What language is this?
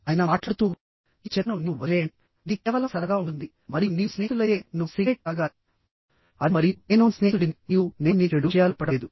Telugu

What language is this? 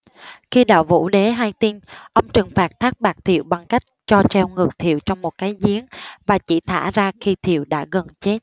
Vietnamese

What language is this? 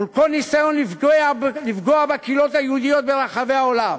Hebrew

